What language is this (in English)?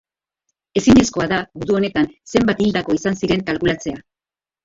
Basque